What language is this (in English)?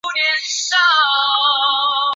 Chinese